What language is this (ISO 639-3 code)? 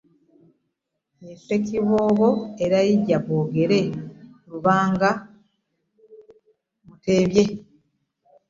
lug